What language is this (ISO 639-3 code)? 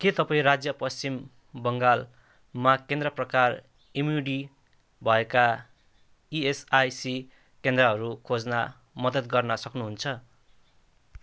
nep